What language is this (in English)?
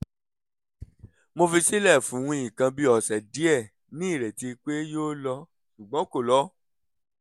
Yoruba